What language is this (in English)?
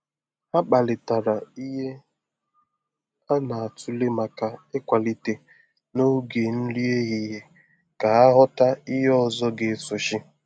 Igbo